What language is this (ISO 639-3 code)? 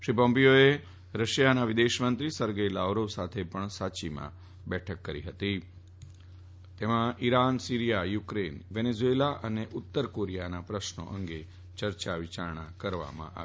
guj